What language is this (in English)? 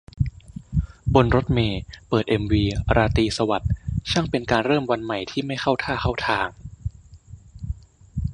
Thai